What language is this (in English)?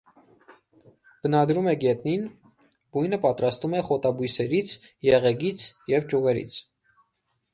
Armenian